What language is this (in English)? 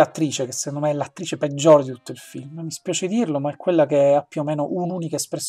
Italian